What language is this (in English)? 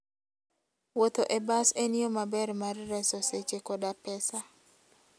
Luo (Kenya and Tanzania)